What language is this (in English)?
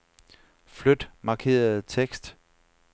Danish